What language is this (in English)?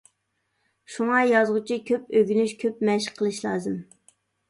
Uyghur